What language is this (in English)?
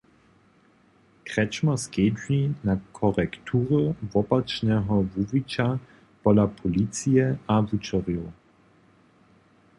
Upper Sorbian